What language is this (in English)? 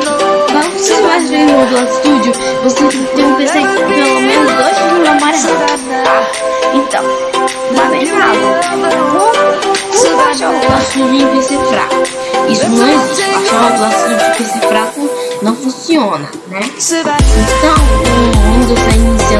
Portuguese